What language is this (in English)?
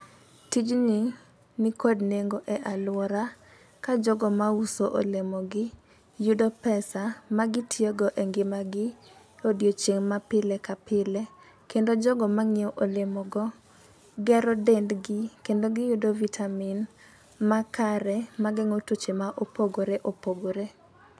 Luo (Kenya and Tanzania)